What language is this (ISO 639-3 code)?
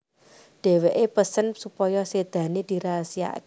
jav